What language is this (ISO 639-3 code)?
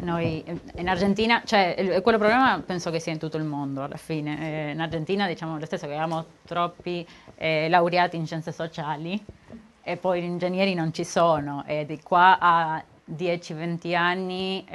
ita